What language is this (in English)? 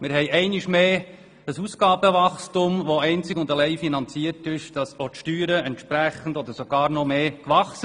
Swiss German